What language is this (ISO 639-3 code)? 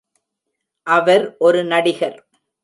tam